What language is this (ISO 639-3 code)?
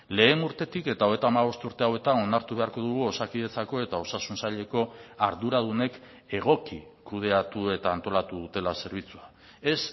eus